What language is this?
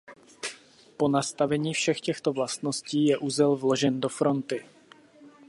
Czech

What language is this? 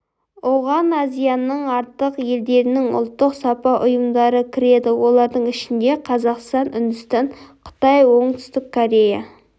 Kazakh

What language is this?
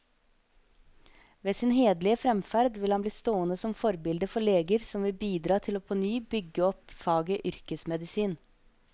Norwegian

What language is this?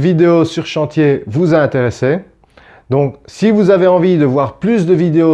French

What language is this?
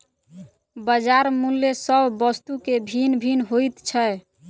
Maithili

